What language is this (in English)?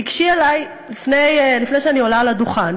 Hebrew